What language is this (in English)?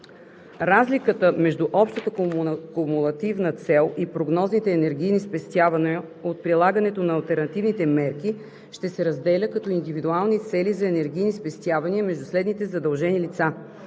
Bulgarian